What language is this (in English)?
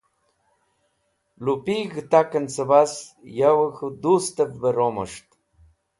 Wakhi